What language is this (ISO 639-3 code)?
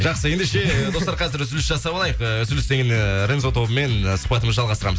kaz